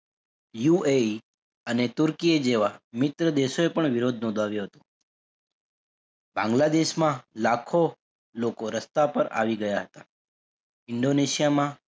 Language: Gujarati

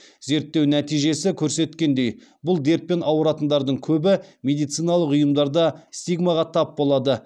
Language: Kazakh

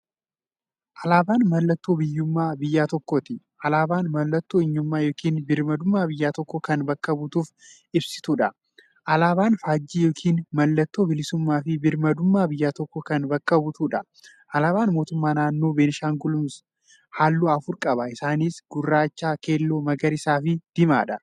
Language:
Oromo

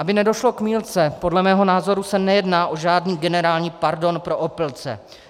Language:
Czech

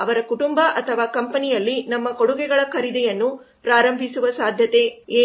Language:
Kannada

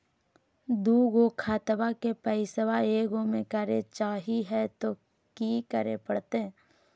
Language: Magahi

